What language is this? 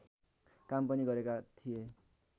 Nepali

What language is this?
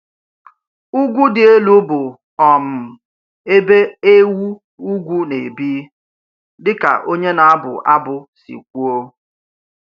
Igbo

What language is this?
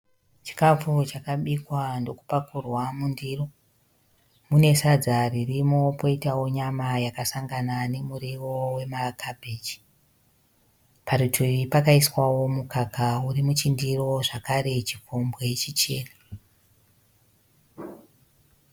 Shona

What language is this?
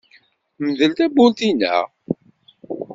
Kabyle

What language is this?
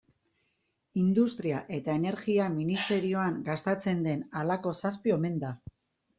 Basque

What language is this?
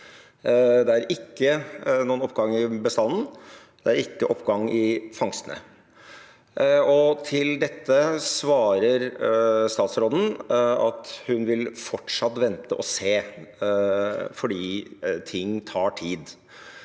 Norwegian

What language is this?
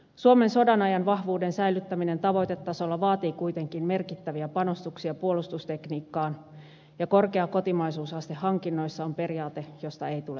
Finnish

